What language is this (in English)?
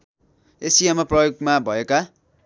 Nepali